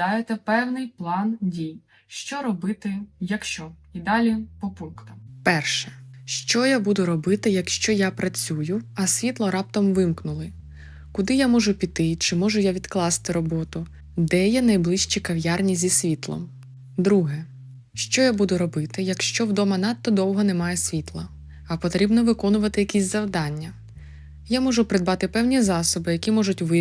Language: Ukrainian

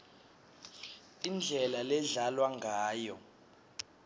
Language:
Swati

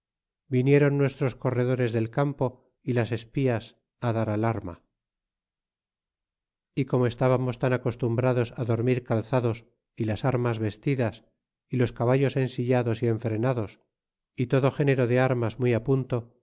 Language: Spanish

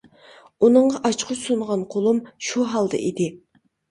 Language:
Uyghur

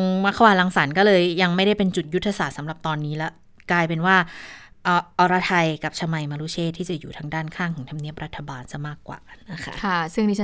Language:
Thai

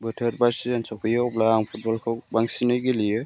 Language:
Bodo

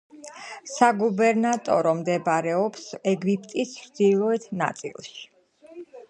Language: Georgian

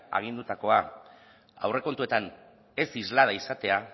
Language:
Basque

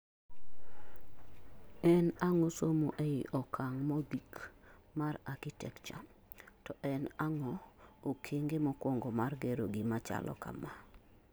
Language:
Luo (Kenya and Tanzania)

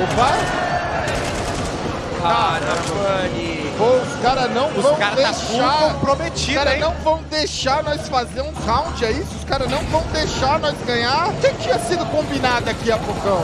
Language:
Portuguese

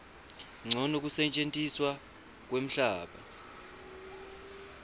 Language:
Swati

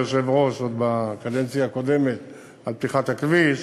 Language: Hebrew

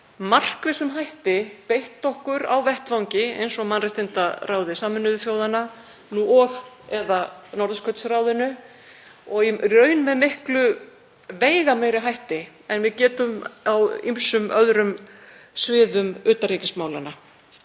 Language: Icelandic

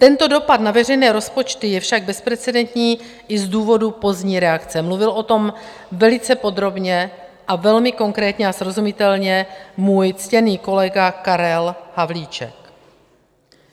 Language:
Czech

